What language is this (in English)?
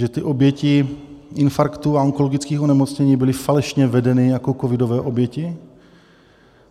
Czech